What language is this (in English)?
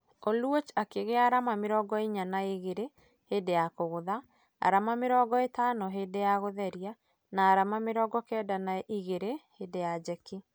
Kikuyu